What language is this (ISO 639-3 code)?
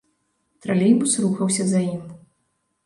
bel